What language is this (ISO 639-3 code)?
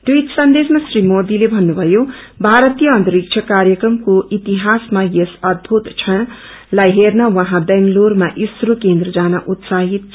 nep